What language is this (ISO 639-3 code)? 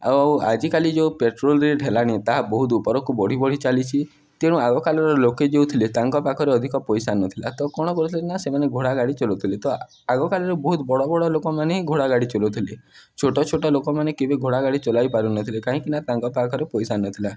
ori